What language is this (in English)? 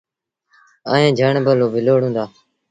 Sindhi Bhil